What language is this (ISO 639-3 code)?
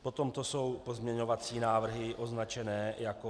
ces